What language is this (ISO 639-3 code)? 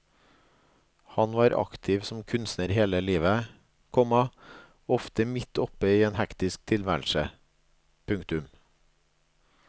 nor